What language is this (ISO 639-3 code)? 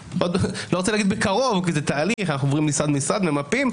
heb